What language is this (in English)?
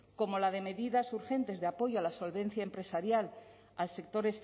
Spanish